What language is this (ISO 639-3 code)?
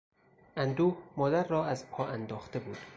fas